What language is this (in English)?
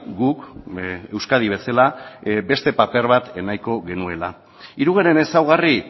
Basque